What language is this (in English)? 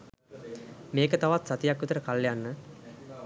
Sinhala